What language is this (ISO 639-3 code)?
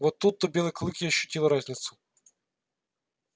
rus